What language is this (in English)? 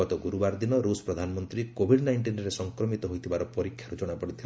Odia